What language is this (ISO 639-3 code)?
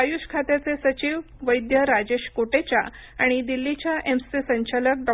mar